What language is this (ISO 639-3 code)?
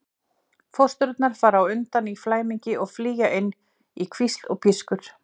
isl